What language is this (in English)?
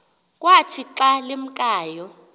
Xhosa